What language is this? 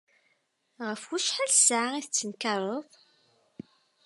Kabyle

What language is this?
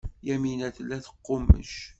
Kabyle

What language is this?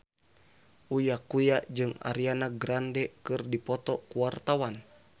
Sundanese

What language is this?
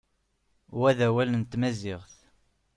Kabyle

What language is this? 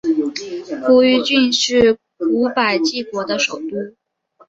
Chinese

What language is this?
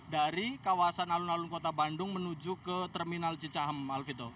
Indonesian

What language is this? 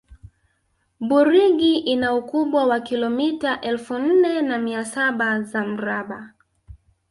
Swahili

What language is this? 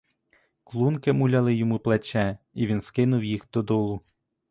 Ukrainian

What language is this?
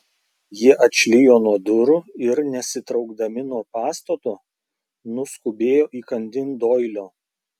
Lithuanian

